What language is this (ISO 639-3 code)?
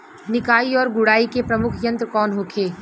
bho